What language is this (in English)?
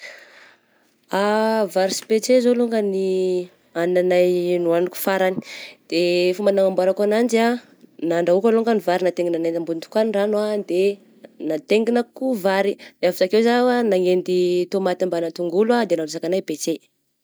Southern Betsimisaraka Malagasy